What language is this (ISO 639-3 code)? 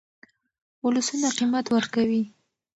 pus